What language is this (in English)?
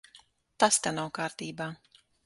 Latvian